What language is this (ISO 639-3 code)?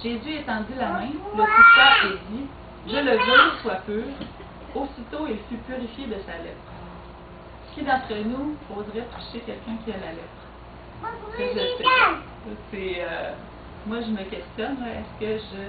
fra